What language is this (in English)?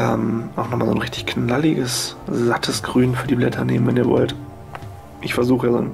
German